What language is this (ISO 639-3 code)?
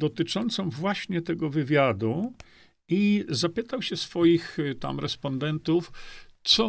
pol